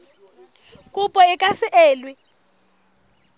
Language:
Southern Sotho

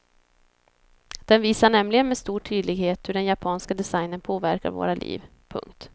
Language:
Swedish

